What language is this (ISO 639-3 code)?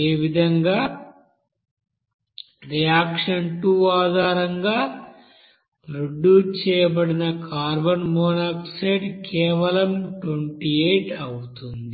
tel